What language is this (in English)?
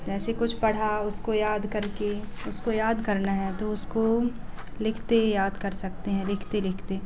Hindi